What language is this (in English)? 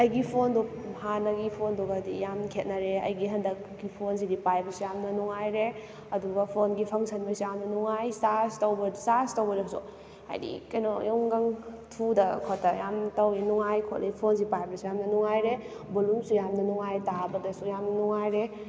Manipuri